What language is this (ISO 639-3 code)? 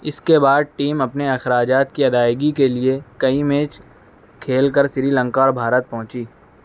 urd